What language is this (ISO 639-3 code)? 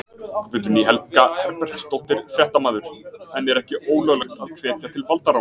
isl